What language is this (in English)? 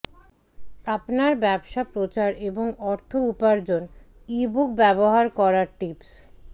Bangla